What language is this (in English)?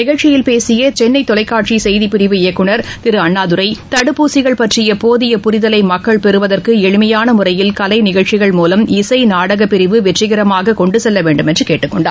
Tamil